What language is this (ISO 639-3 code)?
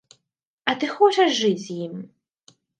bel